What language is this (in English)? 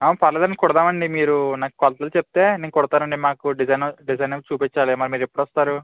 Telugu